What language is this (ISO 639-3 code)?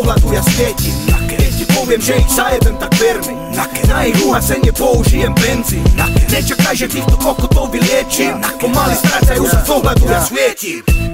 slk